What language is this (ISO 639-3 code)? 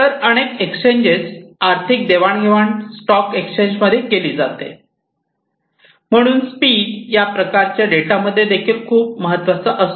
mar